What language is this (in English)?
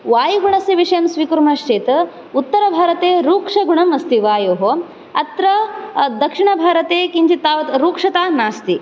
Sanskrit